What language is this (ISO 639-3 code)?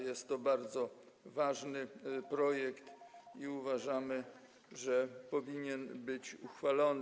pol